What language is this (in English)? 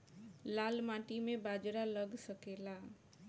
Bhojpuri